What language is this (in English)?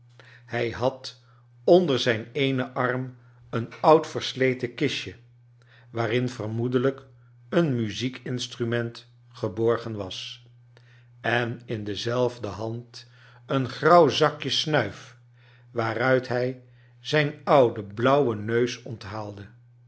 Dutch